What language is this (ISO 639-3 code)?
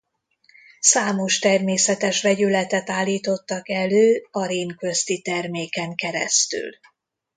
hun